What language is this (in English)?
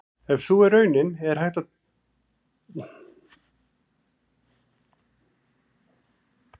Icelandic